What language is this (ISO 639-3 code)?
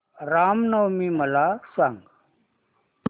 mar